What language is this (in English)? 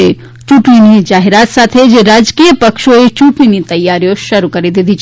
Gujarati